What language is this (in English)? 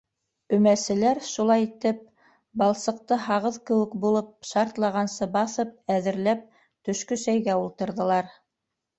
Bashkir